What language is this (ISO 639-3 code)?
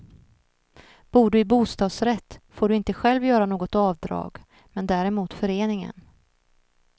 swe